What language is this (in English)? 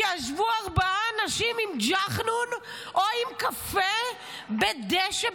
Hebrew